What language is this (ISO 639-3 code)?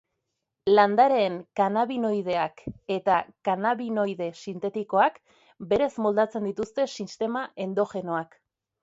eus